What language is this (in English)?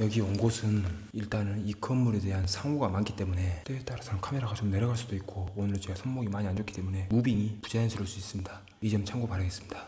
Korean